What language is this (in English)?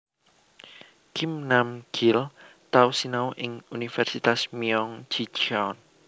Javanese